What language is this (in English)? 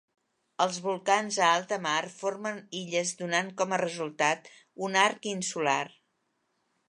Catalan